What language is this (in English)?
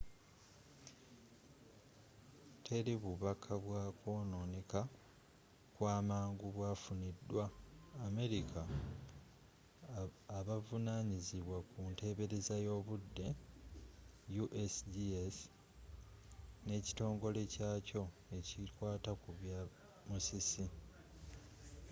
Ganda